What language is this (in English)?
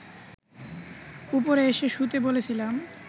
Bangla